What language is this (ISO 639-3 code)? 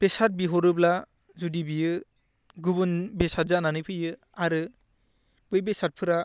brx